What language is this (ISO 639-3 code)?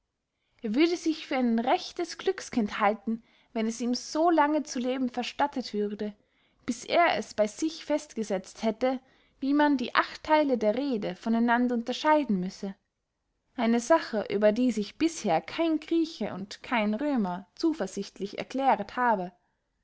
deu